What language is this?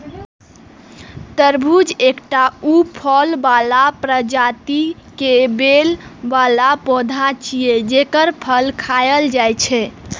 Maithili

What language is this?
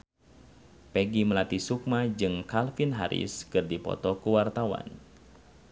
Sundanese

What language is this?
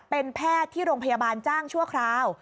Thai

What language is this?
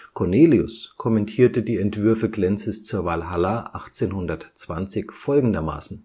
German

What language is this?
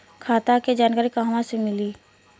Bhojpuri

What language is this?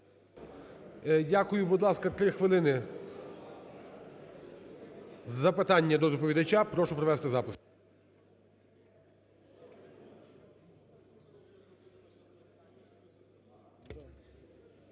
Ukrainian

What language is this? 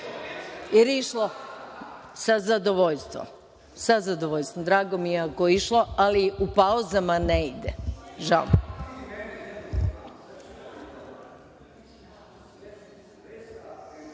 Serbian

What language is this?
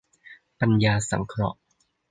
Thai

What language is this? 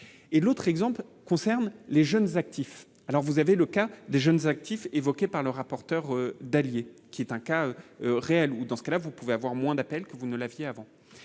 French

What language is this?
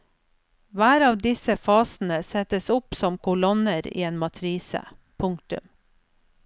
Norwegian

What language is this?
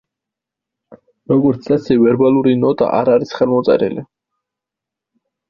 Georgian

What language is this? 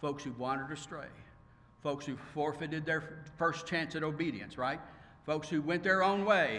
English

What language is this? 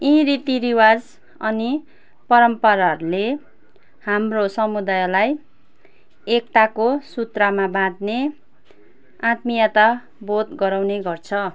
Nepali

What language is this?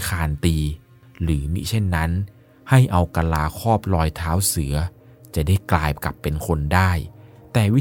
Thai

